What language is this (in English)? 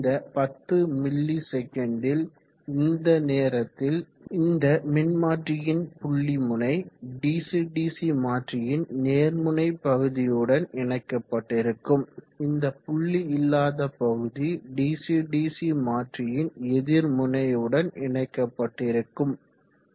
Tamil